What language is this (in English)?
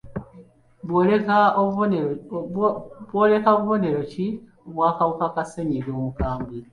Ganda